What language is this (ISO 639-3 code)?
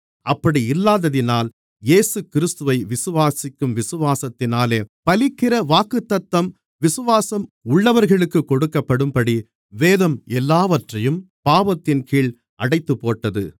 tam